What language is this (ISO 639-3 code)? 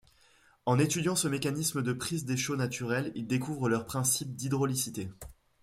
fra